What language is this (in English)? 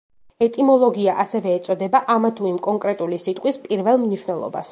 Georgian